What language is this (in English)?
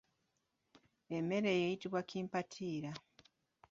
Ganda